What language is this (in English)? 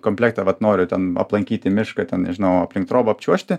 Lithuanian